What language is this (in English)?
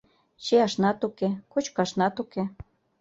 Mari